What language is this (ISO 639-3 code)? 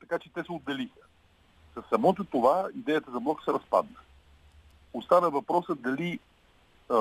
bul